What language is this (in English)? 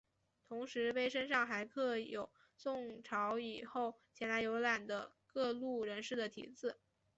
Chinese